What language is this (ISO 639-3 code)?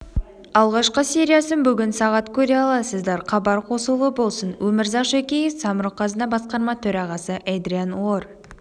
kaz